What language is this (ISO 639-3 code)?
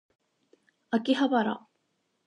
jpn